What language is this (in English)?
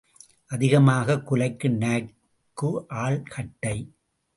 Tamil